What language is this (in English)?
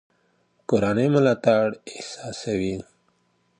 Pashto